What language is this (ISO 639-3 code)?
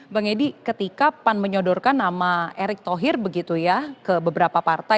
ind